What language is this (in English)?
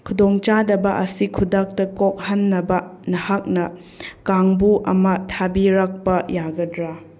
Manipuri